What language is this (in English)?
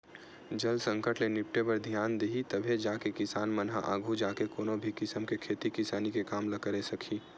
Chhattisgarhi